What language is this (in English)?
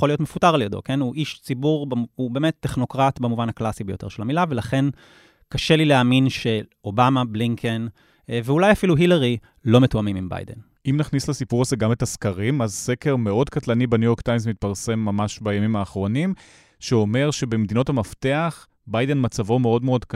Hebrew